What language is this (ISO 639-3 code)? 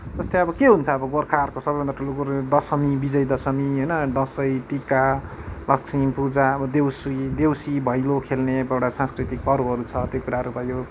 nep